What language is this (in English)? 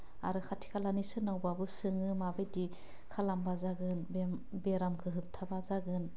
Bodo